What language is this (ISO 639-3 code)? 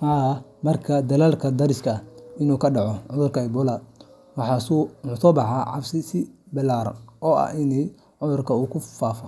som